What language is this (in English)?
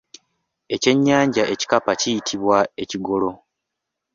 Ganda